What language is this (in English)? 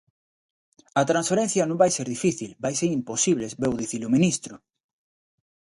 Galician